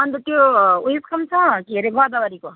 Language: Nepali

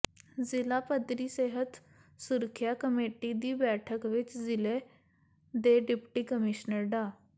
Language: Punjabi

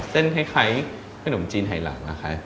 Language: Thai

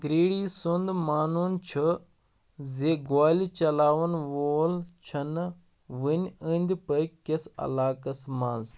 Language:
Kashmiri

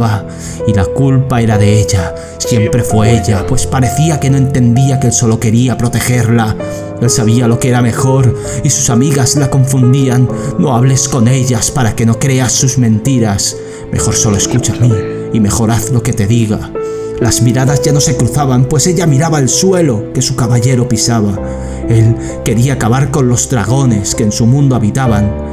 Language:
Spanish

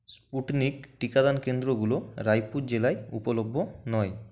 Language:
Bangla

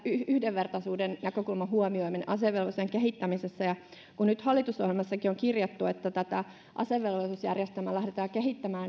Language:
Finnish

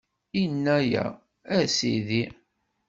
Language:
Kabyle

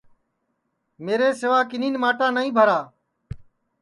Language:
Sansi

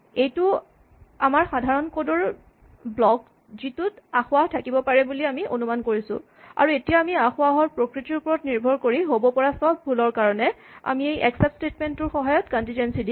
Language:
Assamese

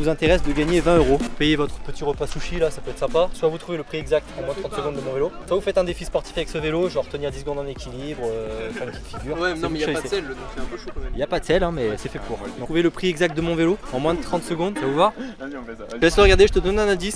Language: French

